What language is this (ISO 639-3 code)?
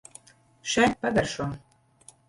lav